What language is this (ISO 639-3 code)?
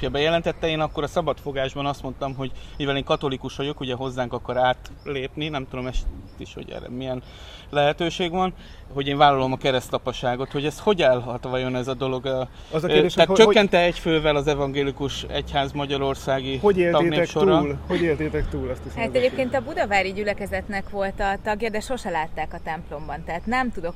hun